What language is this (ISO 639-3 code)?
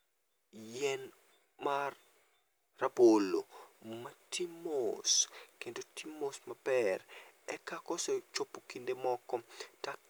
luo